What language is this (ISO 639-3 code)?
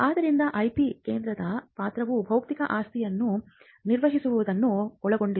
kan